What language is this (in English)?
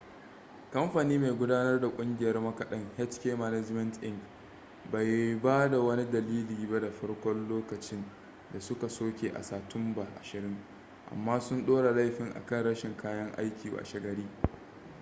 Hausa